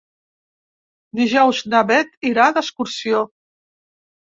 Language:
Catalan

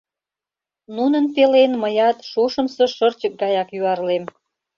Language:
Mari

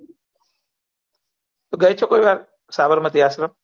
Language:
Gujarati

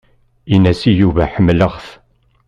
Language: Kabyle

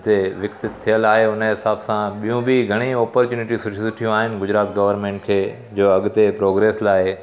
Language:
Sindhi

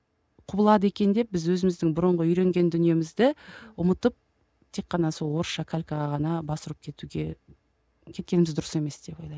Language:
Kazakh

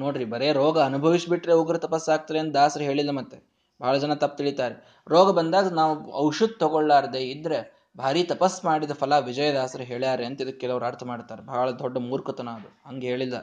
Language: Kannada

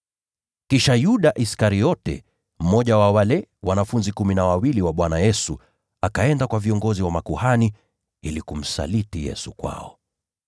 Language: Swahili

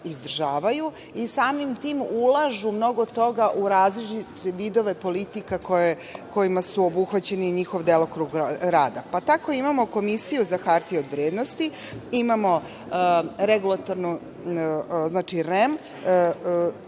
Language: Serbian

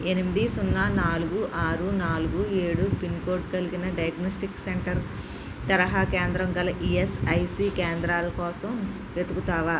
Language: Telugu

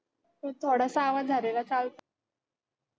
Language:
Marathi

